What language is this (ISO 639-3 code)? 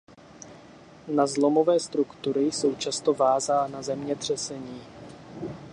ces